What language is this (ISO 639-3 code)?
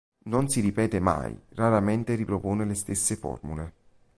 ita